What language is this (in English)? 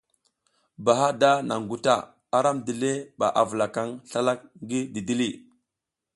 South Giziga